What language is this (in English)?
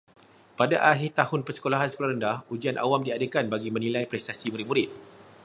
Malay